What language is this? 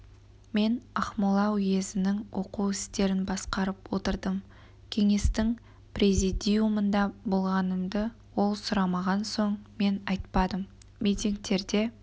Kazakh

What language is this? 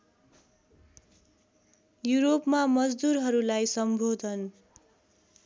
Nepali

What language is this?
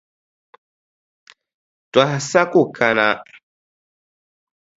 Dagbani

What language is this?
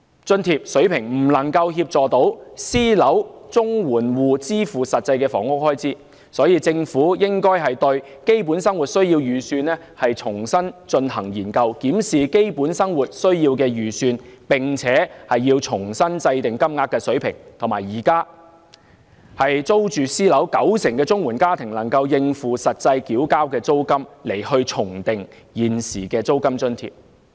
Cantonese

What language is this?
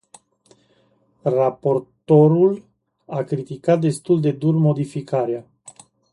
Romanian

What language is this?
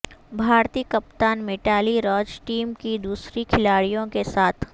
Urdu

